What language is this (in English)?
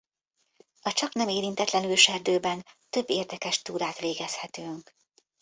Hungarian